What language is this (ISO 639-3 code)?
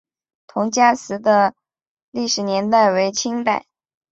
zho